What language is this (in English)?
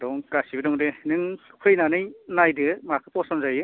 Bodo